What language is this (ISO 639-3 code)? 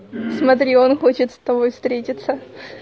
rus